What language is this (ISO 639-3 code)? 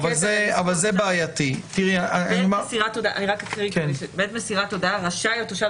heb